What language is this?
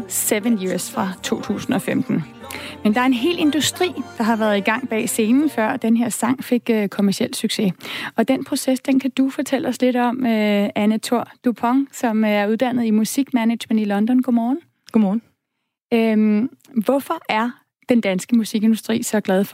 Danish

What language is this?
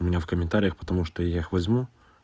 Russian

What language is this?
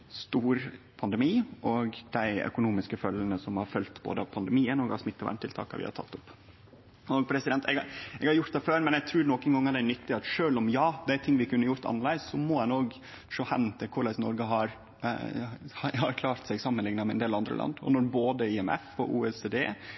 Norwegian Nynorsk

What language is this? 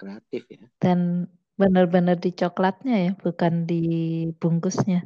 Indonesian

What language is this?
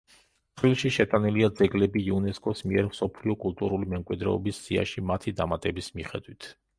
Georgian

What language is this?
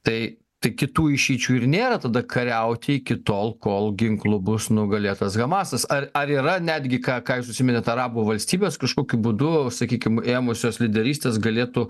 Lithuanian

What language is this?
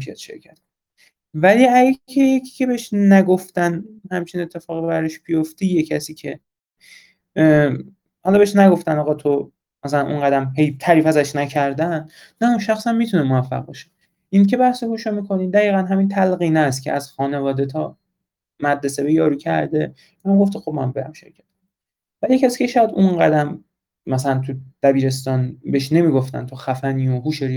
Persian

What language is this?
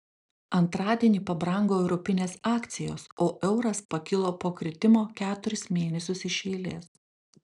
Lithuanian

